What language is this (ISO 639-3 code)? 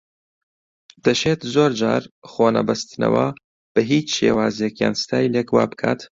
ckb